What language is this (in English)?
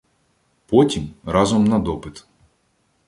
Ukrainian